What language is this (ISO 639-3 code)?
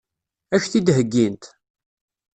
kab